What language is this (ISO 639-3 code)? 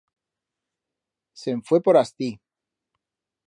arg